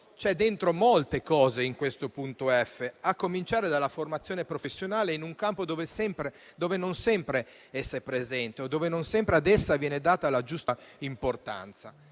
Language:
Italian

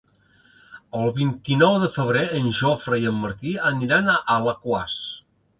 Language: Catalan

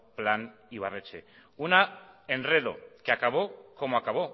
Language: Spanish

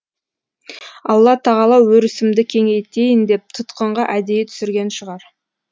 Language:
Kazakh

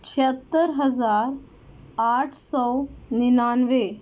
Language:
Urdu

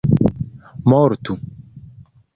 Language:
Esperanto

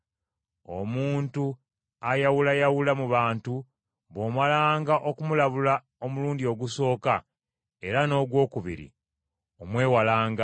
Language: Ganda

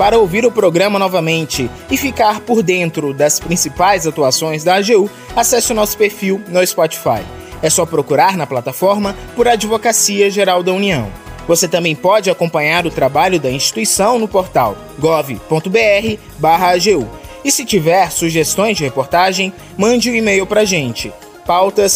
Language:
Portuguese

